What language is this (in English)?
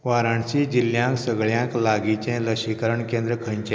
Konkani